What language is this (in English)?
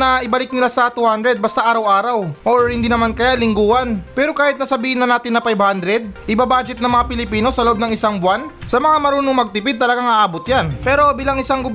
Filipino